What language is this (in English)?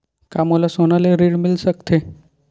Chhattisgarhi